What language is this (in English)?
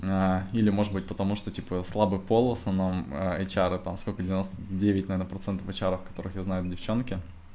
Russian